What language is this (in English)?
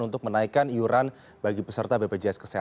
Indonesian